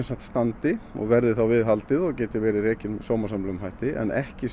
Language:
Icelandic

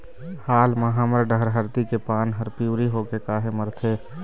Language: Chhattisgarhi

